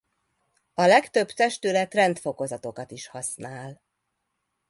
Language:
Hungarian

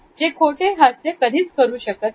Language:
Marathi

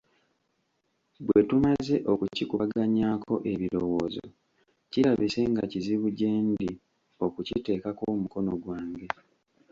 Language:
Ganda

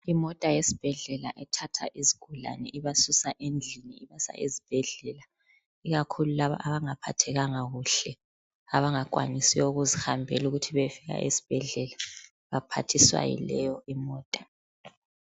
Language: North Ndebele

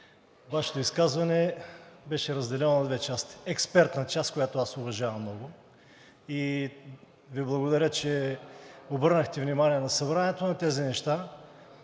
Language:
Bulgarian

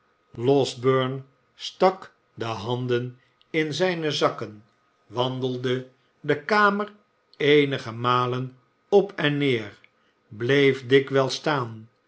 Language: Dutch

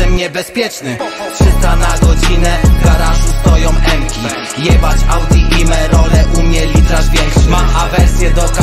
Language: Polish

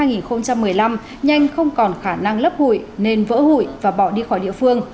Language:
Vietnamese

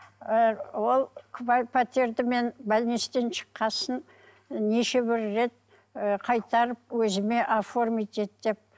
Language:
Kazakh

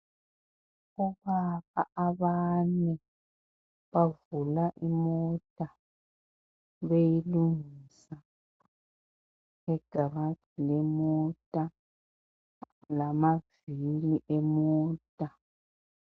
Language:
North Ndebele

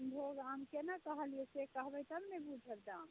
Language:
Maithili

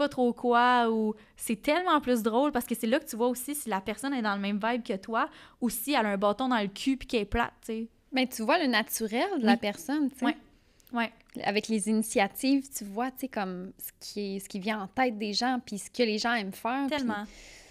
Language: French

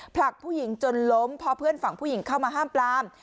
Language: Thai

